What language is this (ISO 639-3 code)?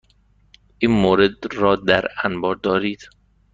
fas